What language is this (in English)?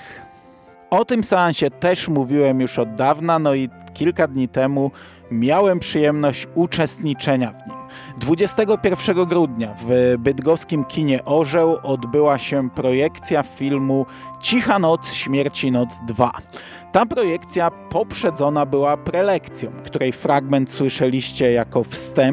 Polish